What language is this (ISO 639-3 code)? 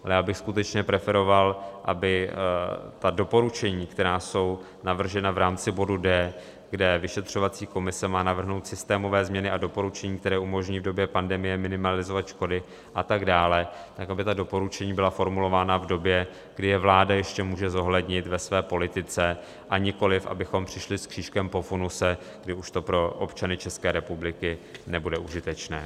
ces